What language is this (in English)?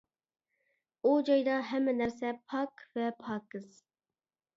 Uyghur